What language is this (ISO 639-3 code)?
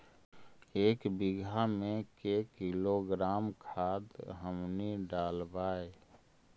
mag